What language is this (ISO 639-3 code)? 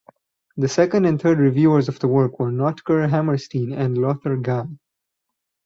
eng